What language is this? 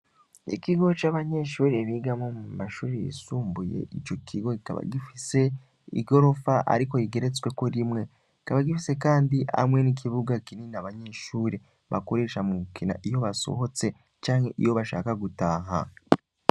Rundi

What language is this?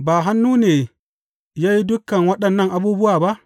Hausa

